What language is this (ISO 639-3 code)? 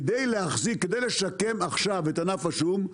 heb